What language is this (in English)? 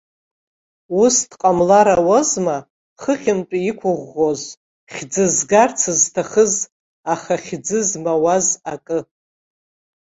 Abkhazian